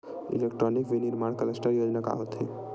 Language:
Chhattisgarhi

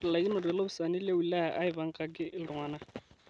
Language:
Masai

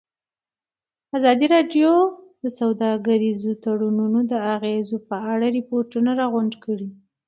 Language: Pashto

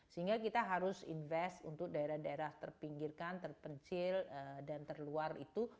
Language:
Indonesian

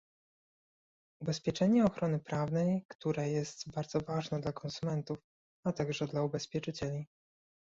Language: Polish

